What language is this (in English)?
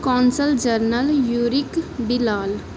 Punjabi